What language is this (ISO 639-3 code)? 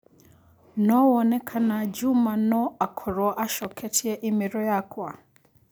kik